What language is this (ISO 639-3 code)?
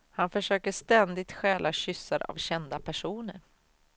swe